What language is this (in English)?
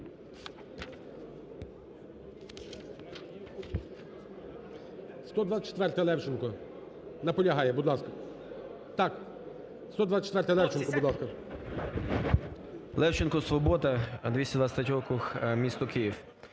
Ukrainian